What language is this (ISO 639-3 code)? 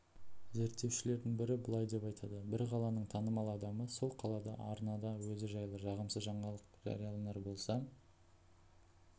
kaz